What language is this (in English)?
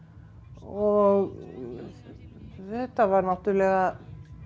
Icelandic